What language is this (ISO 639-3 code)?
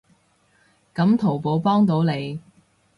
yue